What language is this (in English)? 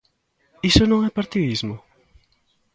Galician